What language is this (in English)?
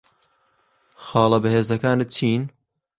Central Kurdish